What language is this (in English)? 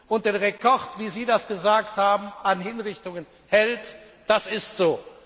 German